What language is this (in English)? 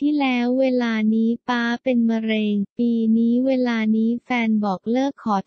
Thai